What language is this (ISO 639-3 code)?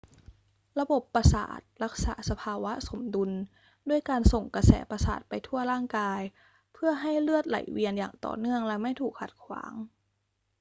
tha